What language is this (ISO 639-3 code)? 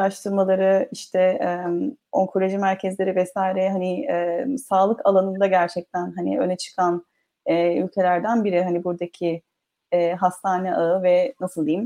tur